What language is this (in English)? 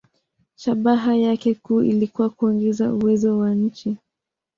Swahili